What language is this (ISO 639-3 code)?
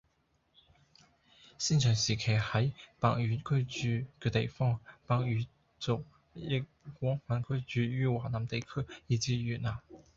yue